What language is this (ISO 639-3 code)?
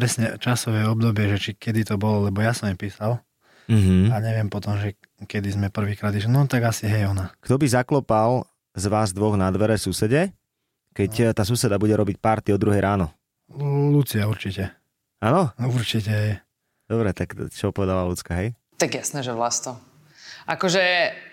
slk